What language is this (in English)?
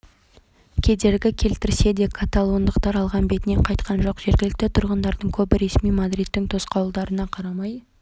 Kazakh